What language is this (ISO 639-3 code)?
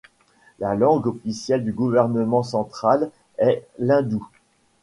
fra